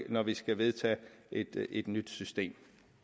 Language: Danish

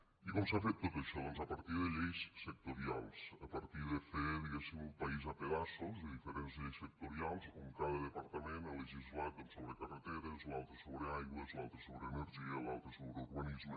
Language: Catalan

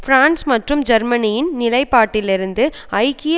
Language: Tamil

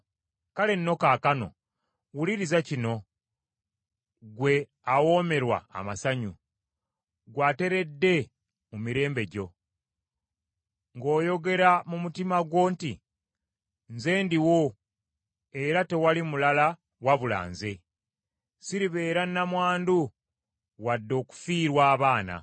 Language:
Ganda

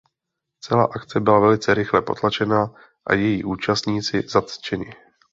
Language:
Czech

